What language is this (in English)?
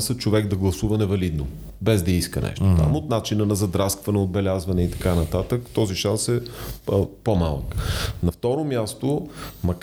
Bulgarian